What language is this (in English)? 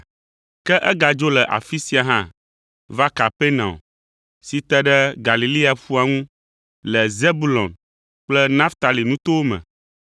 Ewe